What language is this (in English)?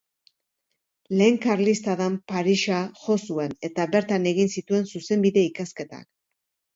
Basque